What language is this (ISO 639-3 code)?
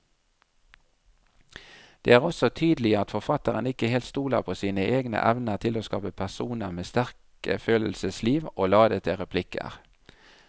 nor